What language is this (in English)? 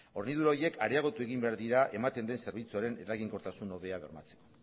Basque